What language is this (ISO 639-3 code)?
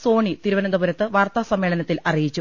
mal